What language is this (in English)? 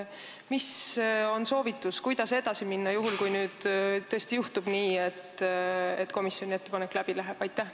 Estonian